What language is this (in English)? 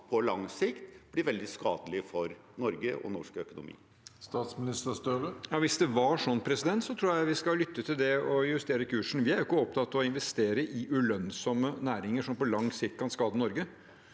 Norwegian